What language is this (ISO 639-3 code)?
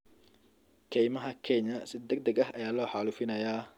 som